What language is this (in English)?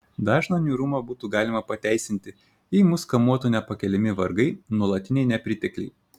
Lithuanian